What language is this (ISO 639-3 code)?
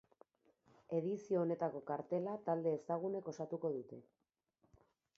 eus